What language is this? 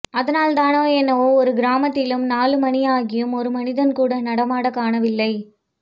Tamil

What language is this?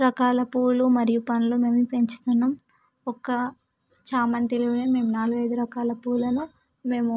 Telugu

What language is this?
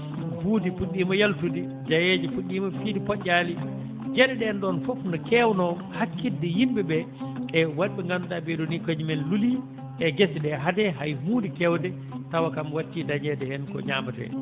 Fula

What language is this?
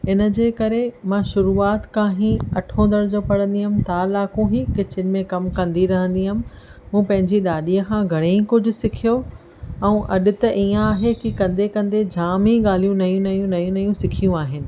Sindhi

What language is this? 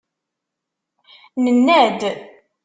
Kabyle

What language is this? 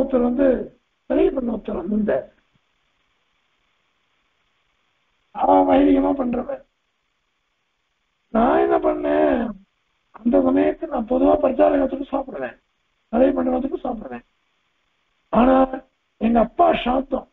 Turkish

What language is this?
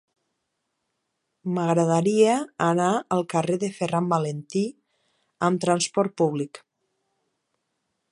Catalan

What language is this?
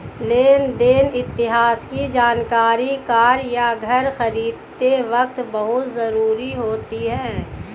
Hindi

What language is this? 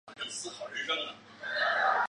Chinese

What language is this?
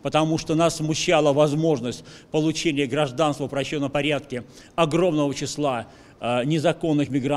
Russian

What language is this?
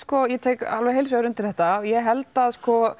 Icelandic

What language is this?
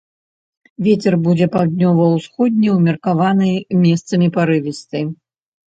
Belarusian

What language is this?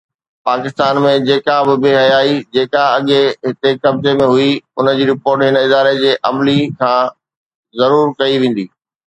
Sindhi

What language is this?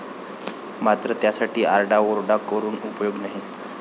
Marathi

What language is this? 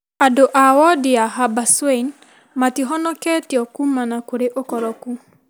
Kikuyu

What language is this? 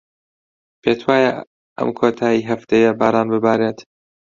Central Kurdish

